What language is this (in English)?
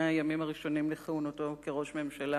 Hebrew